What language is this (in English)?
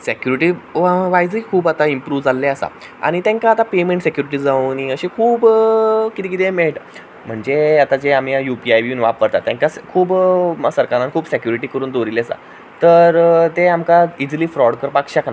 Konkani